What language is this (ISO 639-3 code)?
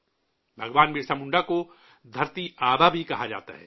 urd